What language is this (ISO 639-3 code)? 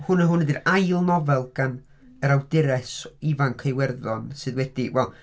cym